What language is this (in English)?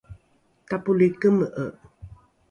Rukai